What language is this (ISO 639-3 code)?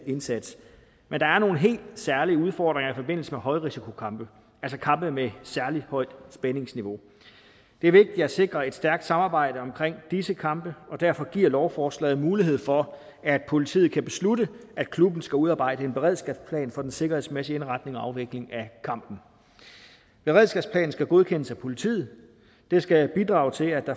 dan